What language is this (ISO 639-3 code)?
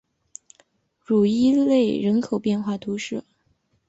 zho